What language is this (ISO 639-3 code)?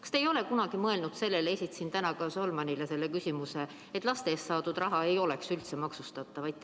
est